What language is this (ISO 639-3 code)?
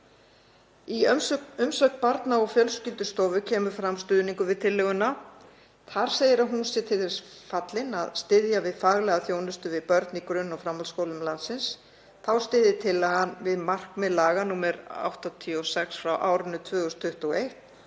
isl